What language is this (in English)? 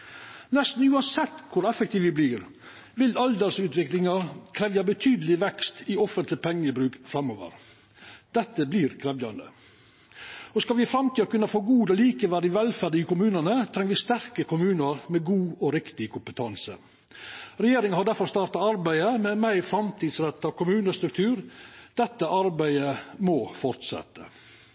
Norwegian Nynorsk